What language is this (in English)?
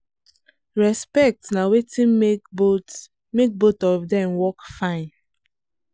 Nigerian Pidgin